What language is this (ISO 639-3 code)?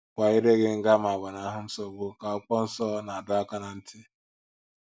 ibo